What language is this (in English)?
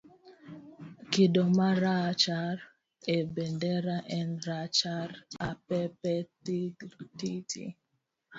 Luo (Kenya and Tanzania)